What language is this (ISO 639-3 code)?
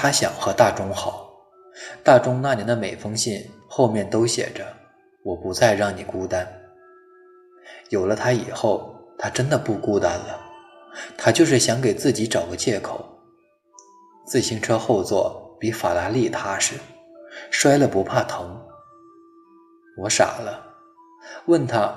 zho